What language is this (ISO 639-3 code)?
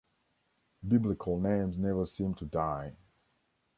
eng